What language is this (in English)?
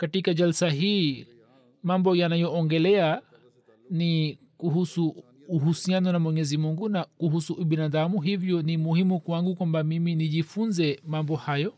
Swahili